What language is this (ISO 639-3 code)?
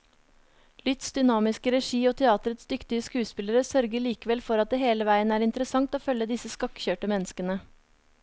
nor